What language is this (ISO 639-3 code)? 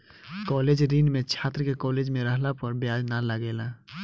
bho